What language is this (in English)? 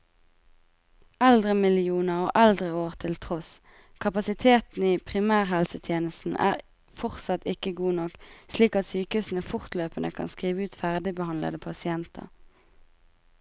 Norwegian